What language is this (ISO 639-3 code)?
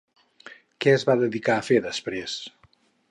cat